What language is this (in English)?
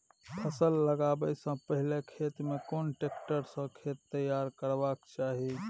Maithili